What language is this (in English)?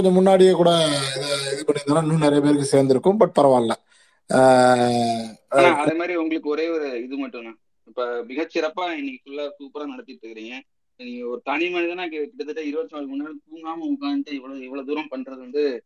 Tamil